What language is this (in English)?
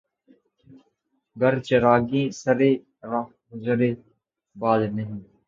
Urdu